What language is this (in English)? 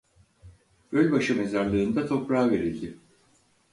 Turkish